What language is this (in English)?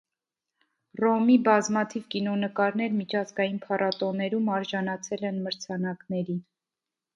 Armenian